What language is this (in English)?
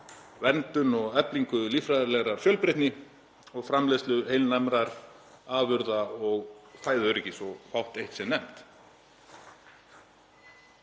Icelandic